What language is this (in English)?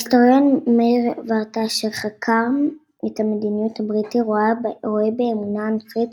Hebrew